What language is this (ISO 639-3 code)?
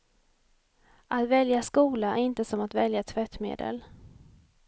swe